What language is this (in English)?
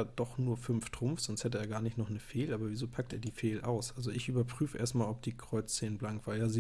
German